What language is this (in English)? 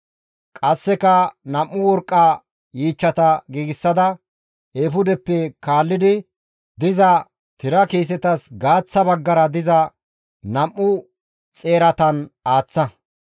Gamo